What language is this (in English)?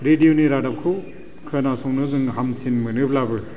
Bodo